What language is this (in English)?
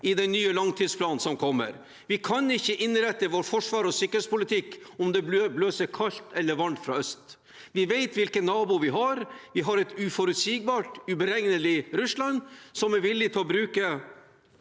Norwegian